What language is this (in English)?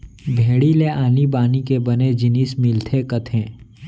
Chhattisgarhi